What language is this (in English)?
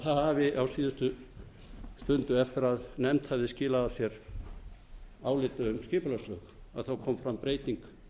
Icelandic